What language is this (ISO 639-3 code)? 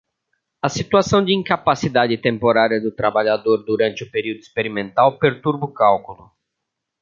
por